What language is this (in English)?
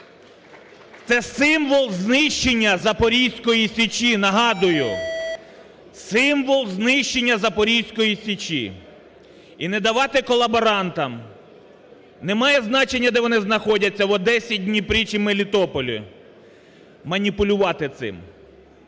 Ukrainian